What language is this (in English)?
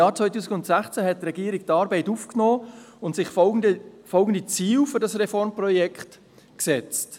Swiss German